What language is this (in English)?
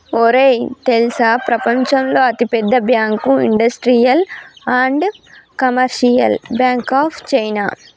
Telugu